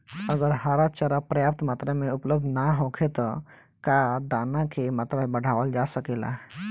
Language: Bhojpuri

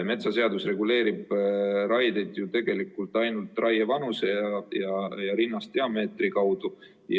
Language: Estonian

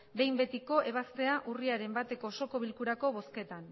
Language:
Basque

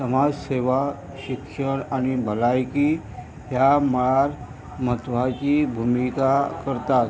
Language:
Konkani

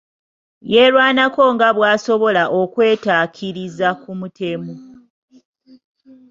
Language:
Ganda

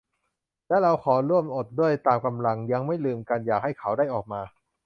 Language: Thai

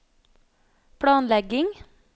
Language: Norwegian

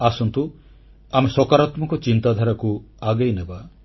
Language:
Odia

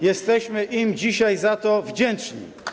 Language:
Polish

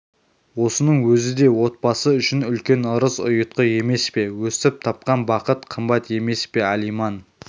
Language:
Kazakh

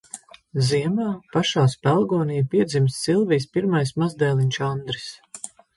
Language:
Latvian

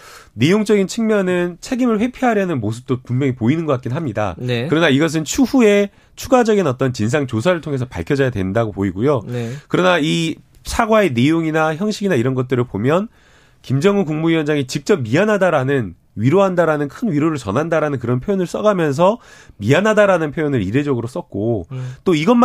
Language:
Korean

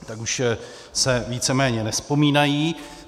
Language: Czech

